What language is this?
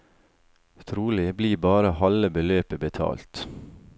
Norwegian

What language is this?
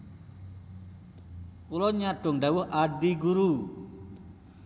Javanese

